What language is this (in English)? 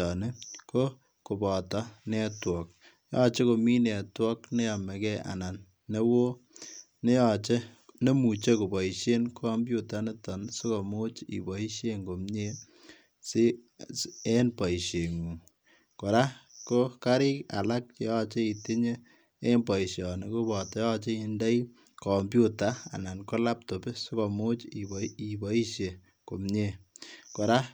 Kalenjin